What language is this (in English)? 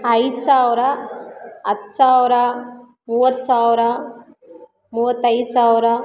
Kannada